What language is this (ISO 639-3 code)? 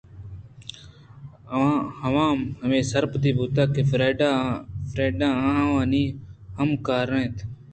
bgp